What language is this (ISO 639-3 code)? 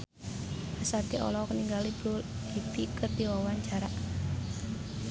sun